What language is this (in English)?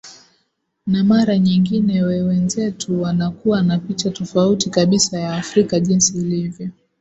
Swahili